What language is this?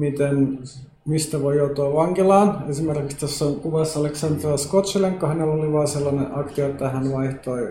Finnish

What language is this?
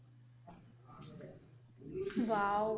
Punjabi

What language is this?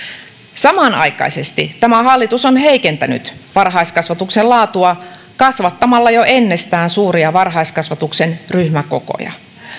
Finnish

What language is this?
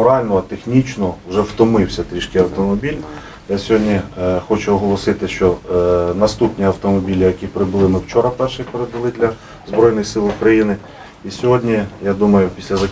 Ukrainian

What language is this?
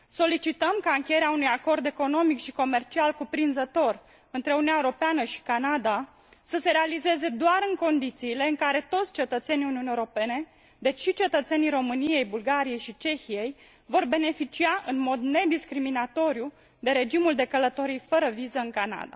Romanian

